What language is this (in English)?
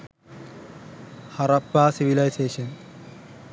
Sinhala